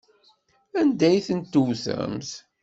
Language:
Kabyle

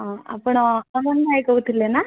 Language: Odia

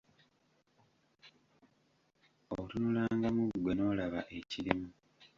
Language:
Ganda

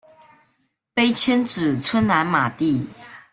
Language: Chinese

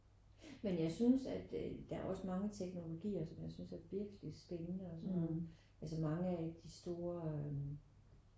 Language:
Danish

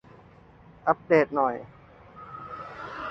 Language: Thai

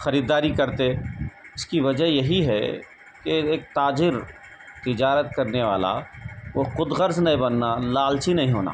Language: Urdu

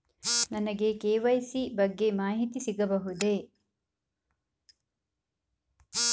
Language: Kannada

